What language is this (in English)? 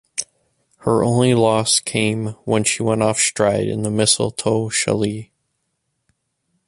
English